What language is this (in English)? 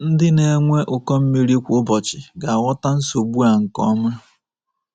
Igbo